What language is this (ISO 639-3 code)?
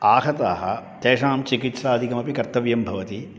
san